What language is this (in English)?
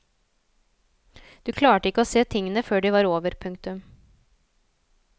Norwegian